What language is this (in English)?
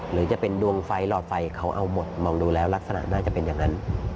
Thai